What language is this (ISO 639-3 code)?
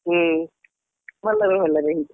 ori